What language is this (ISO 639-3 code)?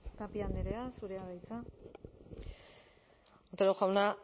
eus